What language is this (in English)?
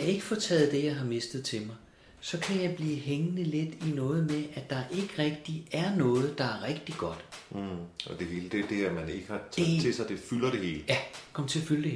Danish